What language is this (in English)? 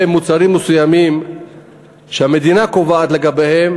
Hebrew